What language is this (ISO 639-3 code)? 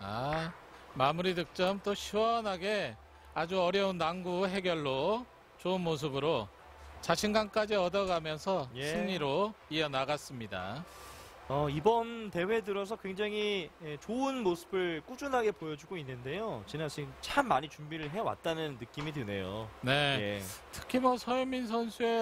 kor